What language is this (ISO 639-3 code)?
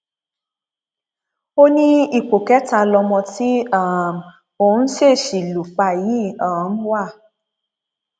yor